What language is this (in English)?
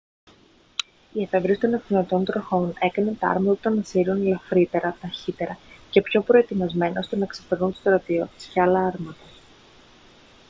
Greek